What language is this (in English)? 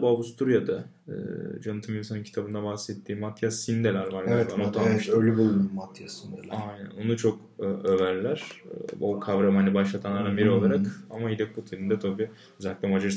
Turkish